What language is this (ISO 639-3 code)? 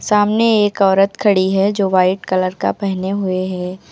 hin